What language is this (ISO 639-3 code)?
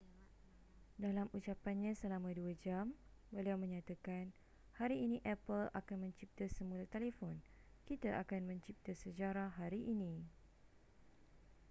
msa